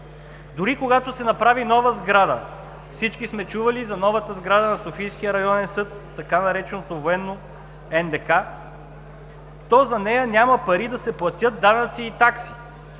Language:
Bulgarian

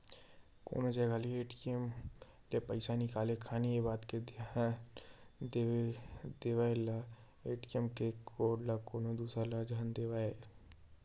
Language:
Chhattisgarhi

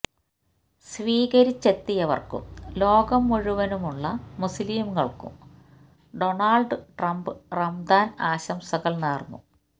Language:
Malayalam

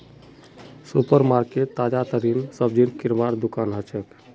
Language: Magahi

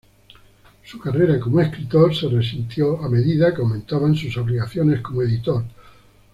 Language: Spanish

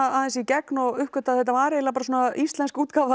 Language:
Icelandic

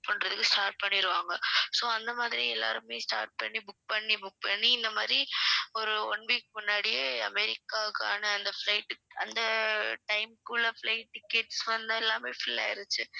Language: Tamil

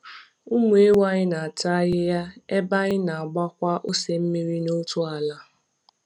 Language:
Igbo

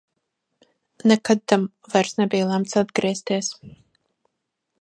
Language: Latvian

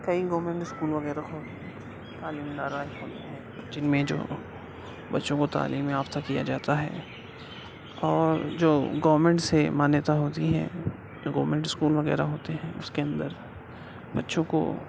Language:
Urdu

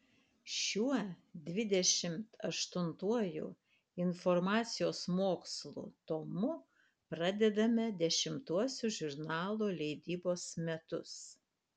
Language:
Lithuanian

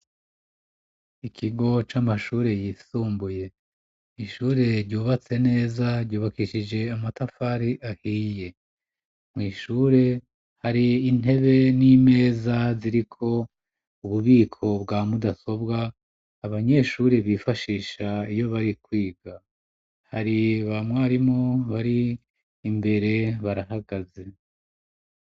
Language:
Rundi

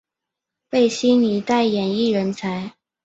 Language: Chinese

